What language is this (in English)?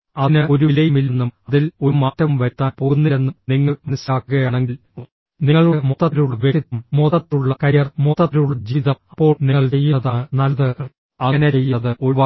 Malayalam